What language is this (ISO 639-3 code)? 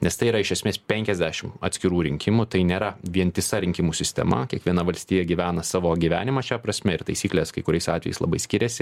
lit